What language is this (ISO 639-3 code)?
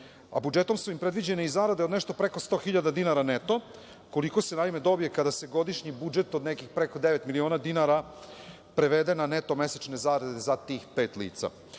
srp